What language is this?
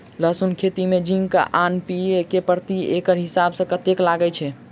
Maithili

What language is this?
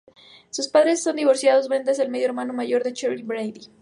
Spanish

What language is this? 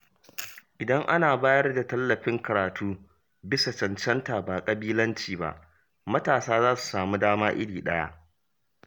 Hausa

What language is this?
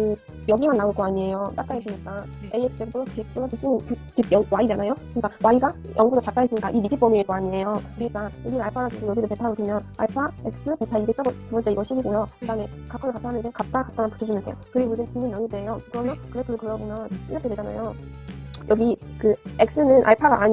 Korean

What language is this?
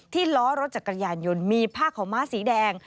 Thai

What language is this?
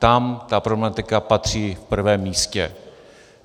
Czech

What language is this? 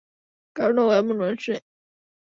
Bangla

